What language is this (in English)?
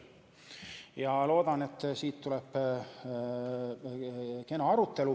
Estonian